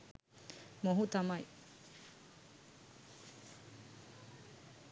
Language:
Sinhala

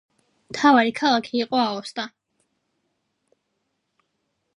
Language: Georgian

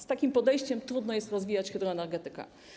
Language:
Polish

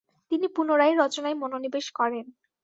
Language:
Bangla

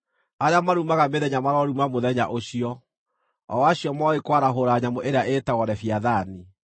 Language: Kikuyu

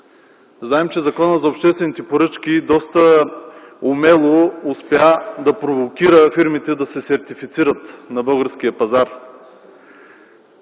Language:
Bulgarian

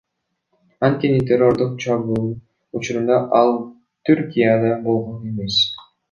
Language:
Kyrgyz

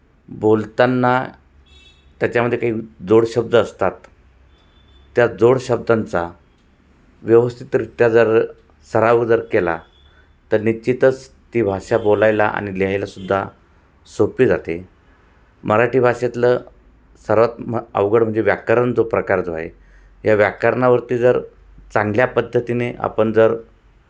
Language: Marathi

